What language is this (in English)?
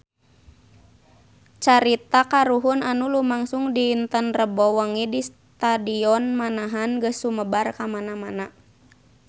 Sundanese